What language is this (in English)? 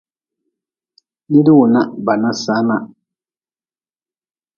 Nawdm